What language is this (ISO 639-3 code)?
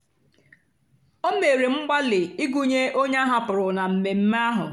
ibo